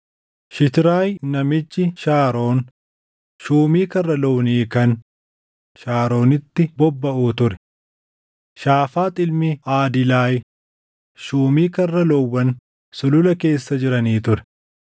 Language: Oromo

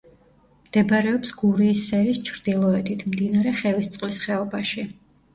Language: Georgian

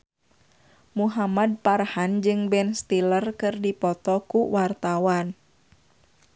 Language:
Sundanese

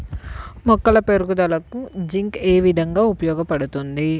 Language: Telugu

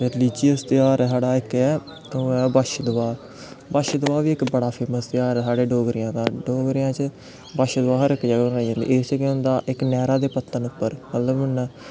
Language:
Dogri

